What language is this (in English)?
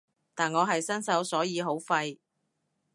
Cantonese